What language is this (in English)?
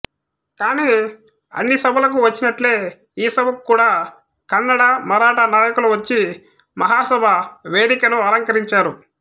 Telugu